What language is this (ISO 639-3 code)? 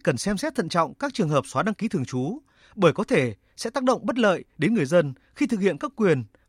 vie